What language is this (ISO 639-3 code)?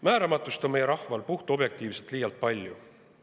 est